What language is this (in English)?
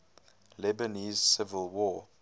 English